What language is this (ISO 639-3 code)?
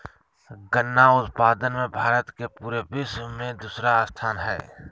mag